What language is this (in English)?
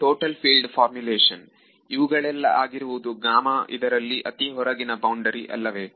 Kannada